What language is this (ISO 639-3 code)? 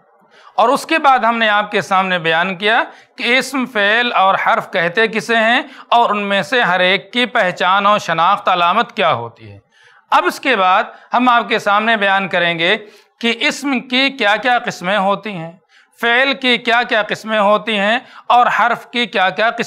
hin